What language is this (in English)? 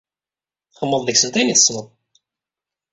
Kabyle